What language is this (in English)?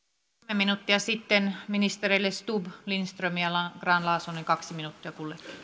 Finnish